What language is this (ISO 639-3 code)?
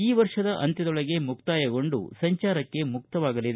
kan